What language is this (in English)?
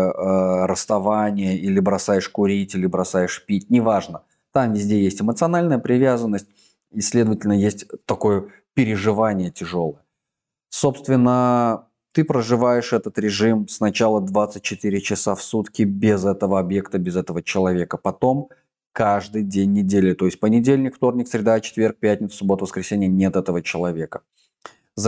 Russian